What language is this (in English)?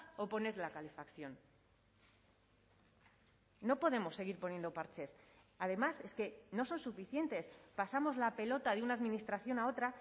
Spanish